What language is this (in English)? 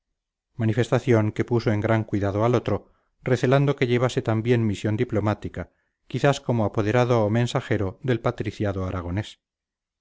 Spanish